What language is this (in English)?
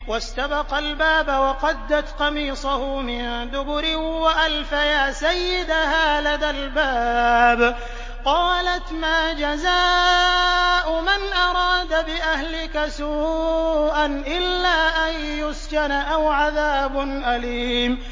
Arabic